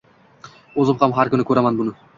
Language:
Uzbek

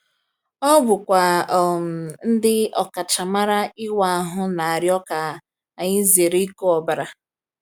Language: Igbo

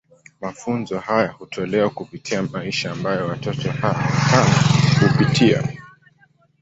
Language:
Swahili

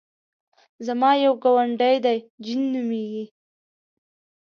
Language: Pashto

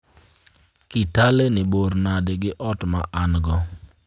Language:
Luo (Kenya and Tanzania)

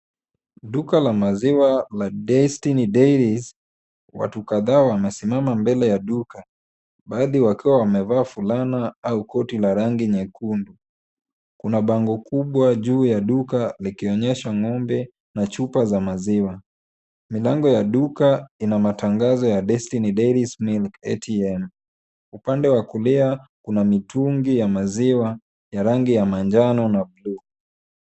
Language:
Swahili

